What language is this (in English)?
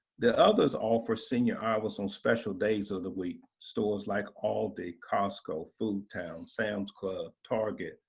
English